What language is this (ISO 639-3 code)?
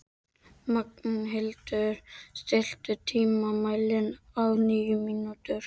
isl